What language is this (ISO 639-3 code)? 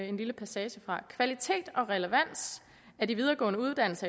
dan